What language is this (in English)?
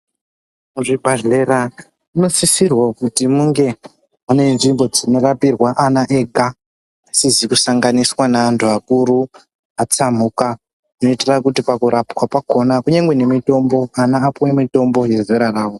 Ndau